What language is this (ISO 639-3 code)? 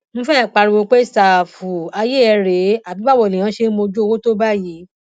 yor